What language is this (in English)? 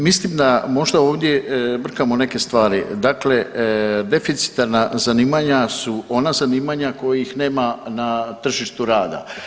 Croatian